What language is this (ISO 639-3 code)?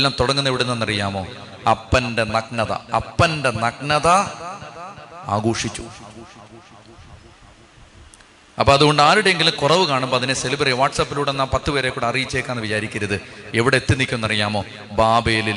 mal